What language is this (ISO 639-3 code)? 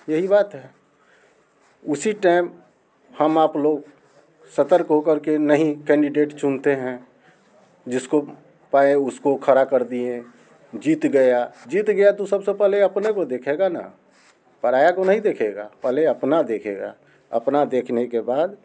hin